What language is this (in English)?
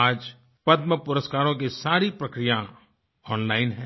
Hindi